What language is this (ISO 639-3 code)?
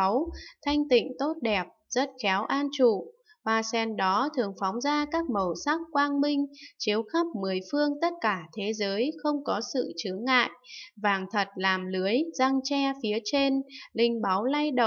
vie